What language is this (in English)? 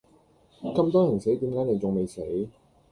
Cantonese